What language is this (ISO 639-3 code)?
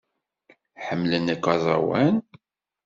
kab